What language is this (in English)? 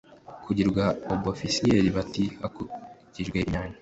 Kinyarwanda